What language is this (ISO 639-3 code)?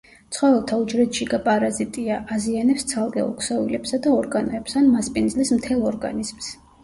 kat